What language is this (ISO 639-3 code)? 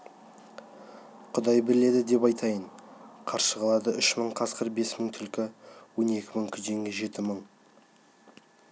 kaz